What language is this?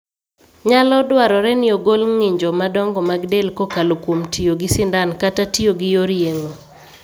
Luo (Kenya and Tanzania)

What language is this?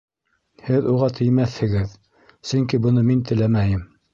Bashkir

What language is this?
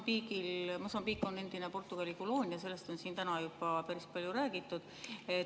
Estonian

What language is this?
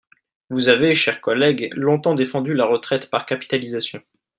French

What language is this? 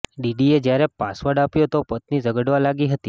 Gujarati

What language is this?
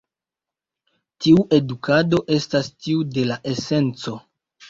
Esperanto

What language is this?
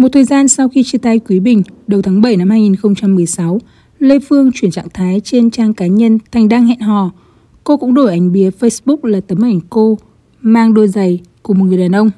Vietnamese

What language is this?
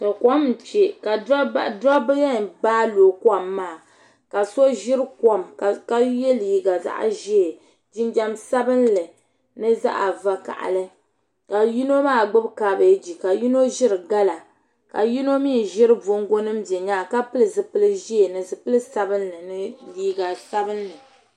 Dagbani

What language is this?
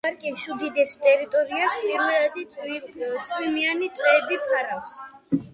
Georgian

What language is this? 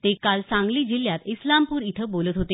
Marathi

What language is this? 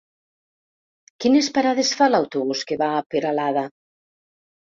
Catalan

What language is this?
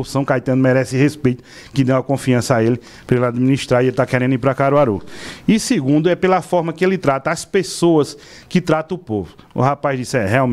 Portuguese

